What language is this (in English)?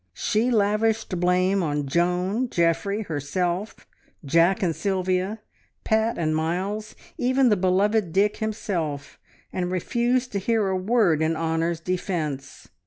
English